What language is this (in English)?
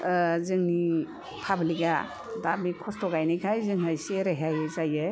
Bodo